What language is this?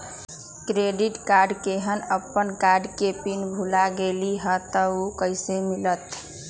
Magahi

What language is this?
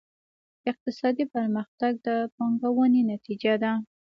Pashto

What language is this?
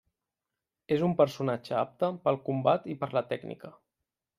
Catalan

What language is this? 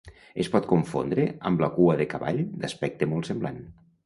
Catalan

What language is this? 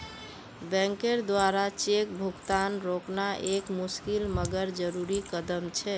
Magahi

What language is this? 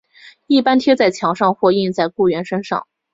Chinese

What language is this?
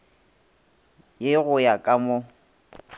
Northern Sotho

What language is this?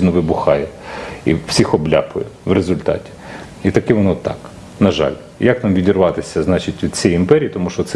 Ukrainian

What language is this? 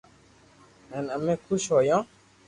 Loarki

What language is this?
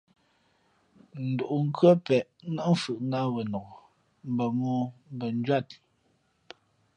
Fe'fe'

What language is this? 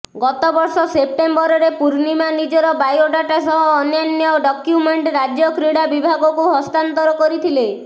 Odia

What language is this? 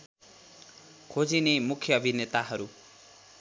Nepali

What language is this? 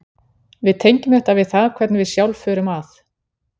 Icelandic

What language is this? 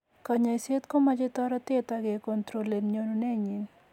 Kalenjin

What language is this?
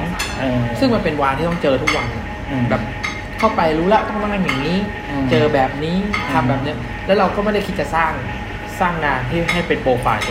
Thai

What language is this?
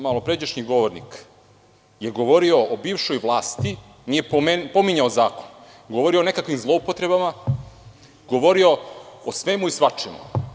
Serbian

